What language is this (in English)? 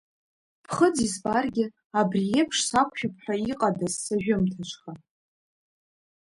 Abkhazian